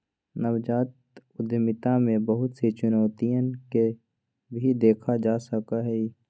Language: Magahi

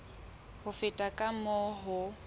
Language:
Southern Sotho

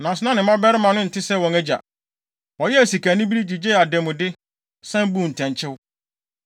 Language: Akan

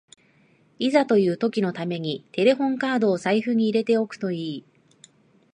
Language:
Japanese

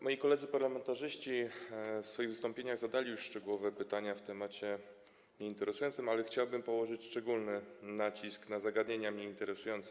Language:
Polish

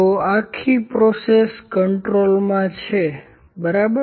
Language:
Gujarati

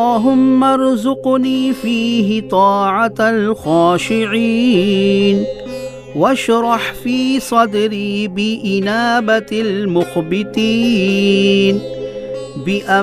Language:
Urdu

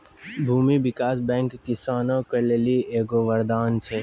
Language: Maithili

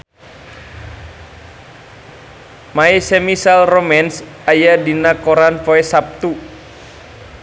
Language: Sundanese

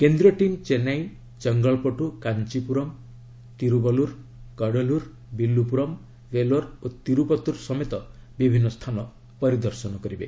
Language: Odia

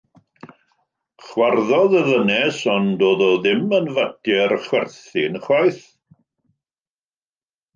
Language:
Welsh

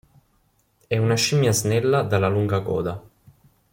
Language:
Italian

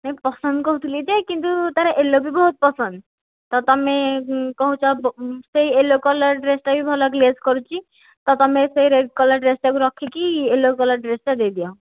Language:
Odia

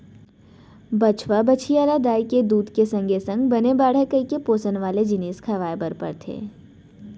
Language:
Chhattisgarhi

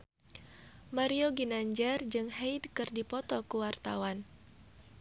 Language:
Sundanese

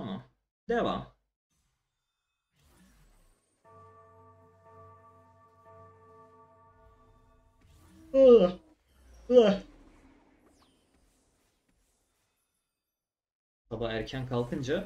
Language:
Turkish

